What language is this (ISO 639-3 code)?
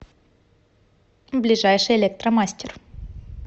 rus